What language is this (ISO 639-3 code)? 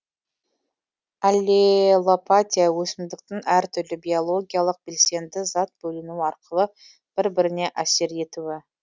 kaz